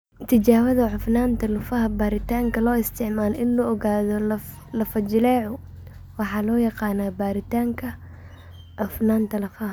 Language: Somali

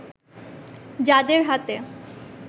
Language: Bangla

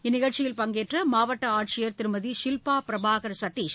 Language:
Tamil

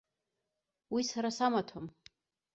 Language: Abkhazian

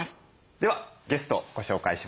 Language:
Japanese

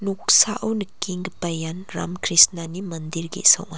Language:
Garo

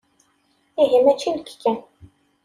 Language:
Kabyle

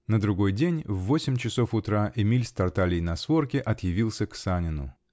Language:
Russian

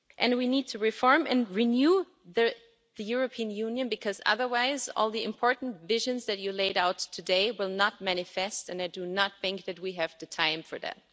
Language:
English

